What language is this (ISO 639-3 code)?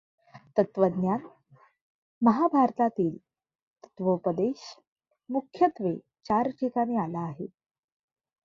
mar